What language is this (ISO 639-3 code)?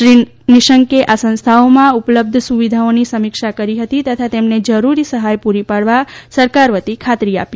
guj